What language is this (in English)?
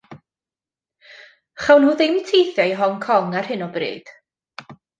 Welsh